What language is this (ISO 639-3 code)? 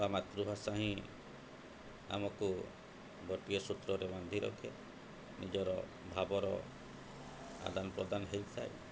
ori